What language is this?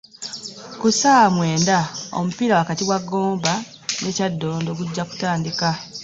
Ganda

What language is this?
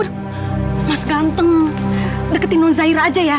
Indonesian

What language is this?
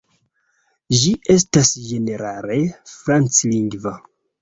Esperanto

